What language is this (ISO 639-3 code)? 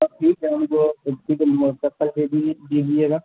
urd